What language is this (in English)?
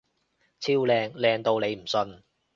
Cantonese